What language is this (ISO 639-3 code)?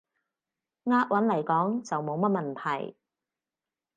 yue